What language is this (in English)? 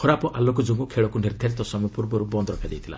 Odia